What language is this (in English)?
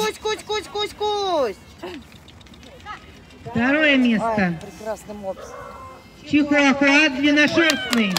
Russian